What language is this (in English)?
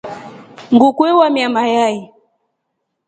Rombo